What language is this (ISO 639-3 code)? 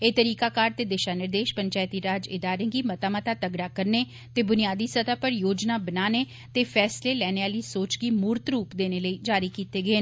doi